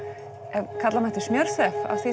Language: Icelandic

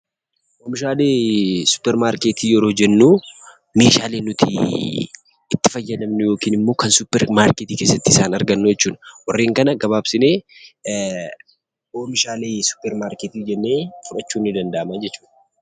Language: Oromo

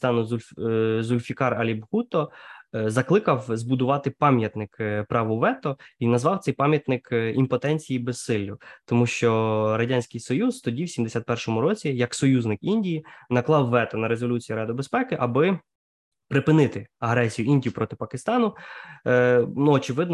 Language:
Ukrainian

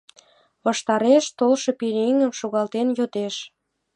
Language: Mari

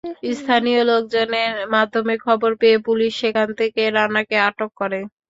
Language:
Bangla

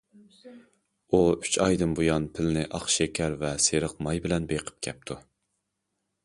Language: Uyghur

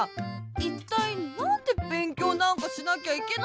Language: Japanese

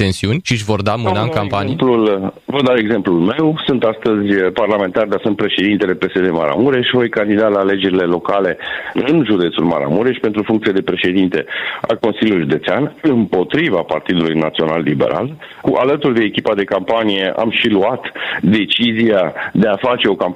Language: Romanian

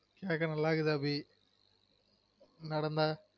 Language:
Tamil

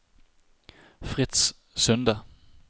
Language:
Norwegian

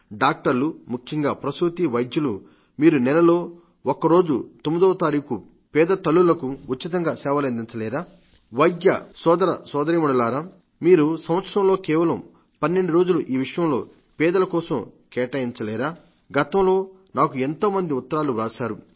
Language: Telugu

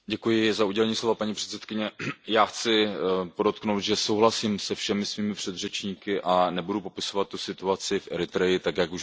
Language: Czech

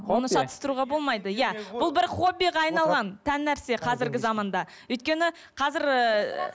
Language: Kazakh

